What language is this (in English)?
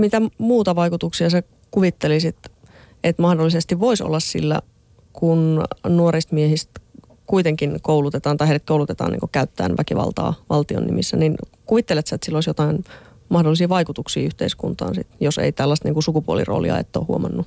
Finnish